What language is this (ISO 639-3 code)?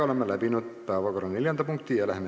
est